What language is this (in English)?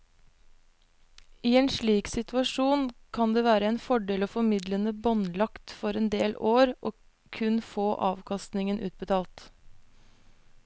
Norwegian